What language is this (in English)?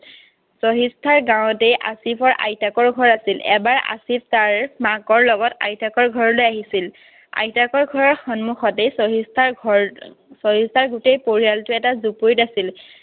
Assamese